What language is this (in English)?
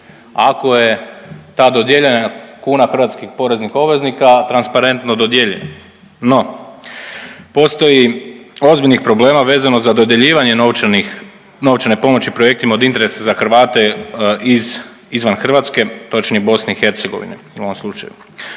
Croatian